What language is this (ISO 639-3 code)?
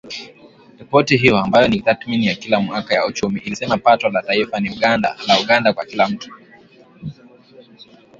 swa